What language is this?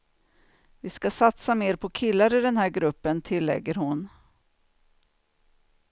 Swedish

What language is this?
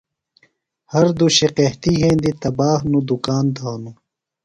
Phalura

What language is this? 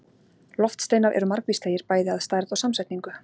Icelandic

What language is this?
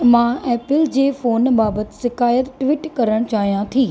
Sindhi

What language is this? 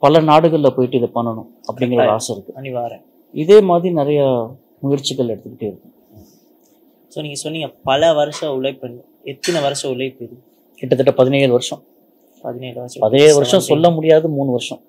Tamil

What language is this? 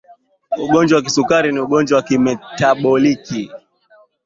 Swahili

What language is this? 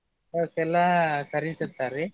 Kannada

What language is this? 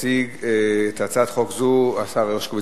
Hebrew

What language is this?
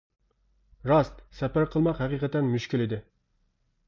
Uyghur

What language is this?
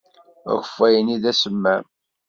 Kabyle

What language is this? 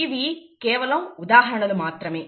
Telugu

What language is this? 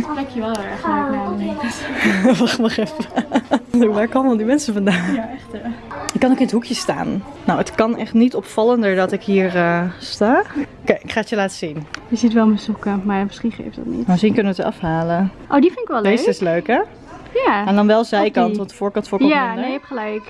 Dutch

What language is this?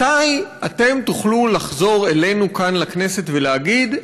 Hebrew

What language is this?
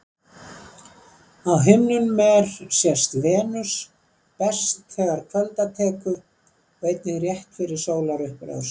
Icelandic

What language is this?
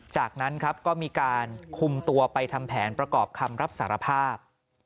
Thai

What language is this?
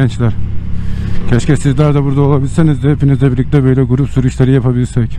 Turkish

